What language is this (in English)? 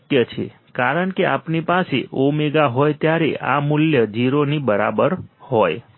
Gujarati